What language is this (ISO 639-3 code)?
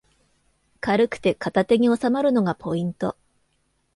jpn